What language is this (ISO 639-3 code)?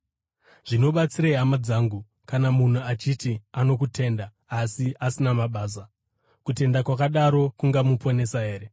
sna